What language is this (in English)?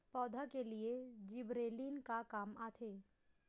Chhattisgarhi